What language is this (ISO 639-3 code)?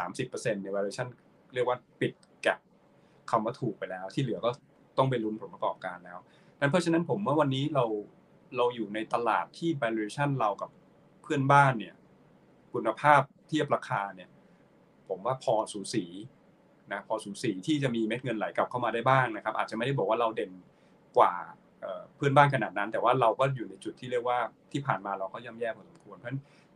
tha